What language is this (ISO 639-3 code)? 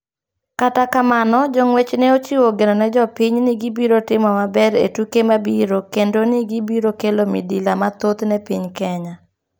luo